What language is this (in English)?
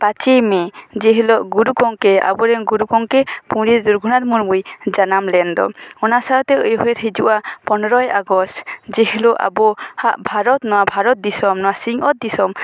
Santali